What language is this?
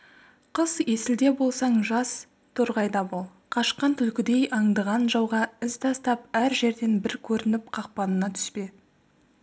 Kazakh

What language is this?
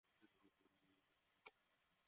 Bangla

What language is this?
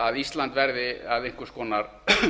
Icelandic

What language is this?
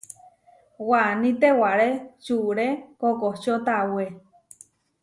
Huarijio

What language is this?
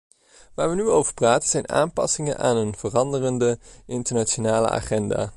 Dutch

